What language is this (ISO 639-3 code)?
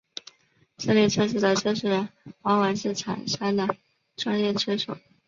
zho